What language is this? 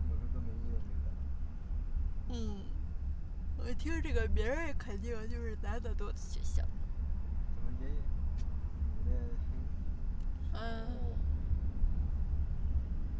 Chinese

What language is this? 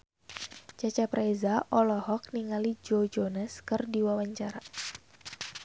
Sundanese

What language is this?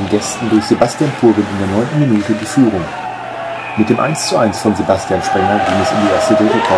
German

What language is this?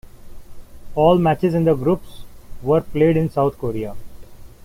English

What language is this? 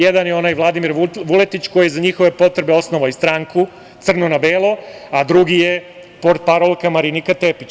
Serbian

